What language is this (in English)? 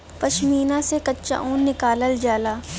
Bhojpuri